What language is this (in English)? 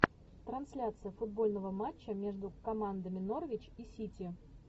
Russian